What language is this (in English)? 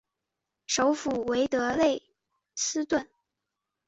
Chinese